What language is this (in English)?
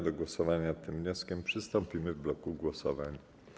Polish